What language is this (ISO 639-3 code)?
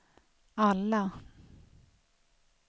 swe